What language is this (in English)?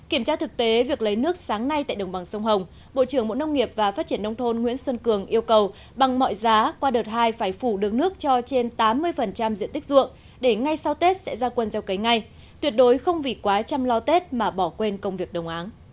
Vietnamese